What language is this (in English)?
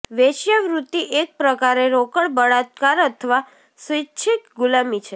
Gujarati